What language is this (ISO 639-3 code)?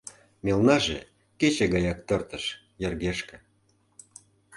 chm